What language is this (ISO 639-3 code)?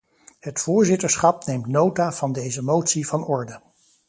nld